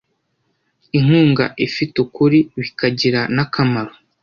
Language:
Kinyarwanda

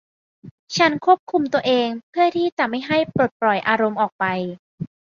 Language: Thai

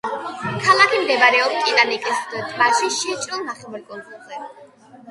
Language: Georgian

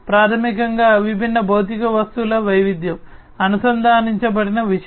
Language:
Telugu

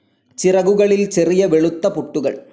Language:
Malayalam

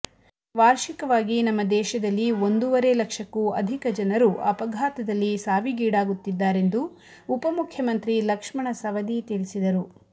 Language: Kannada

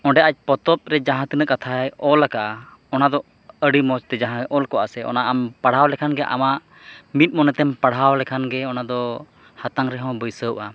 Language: Santali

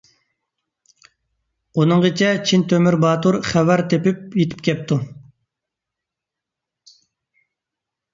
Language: Uyghur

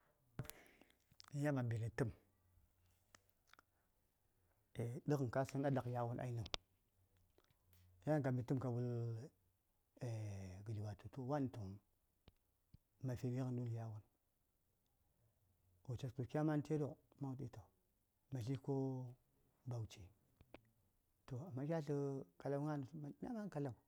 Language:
Saya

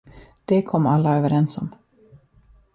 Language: Swedish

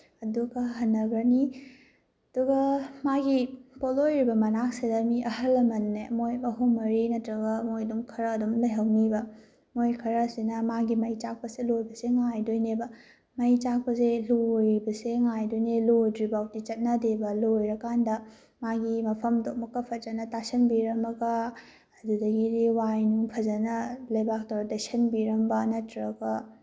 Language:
Manipuri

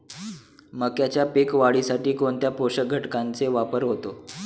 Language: Marathi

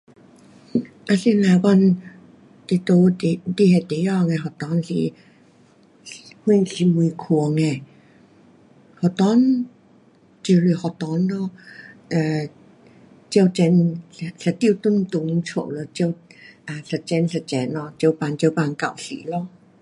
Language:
Pu-Xian Chinese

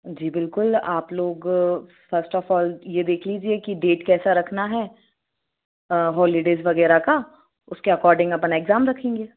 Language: Hindi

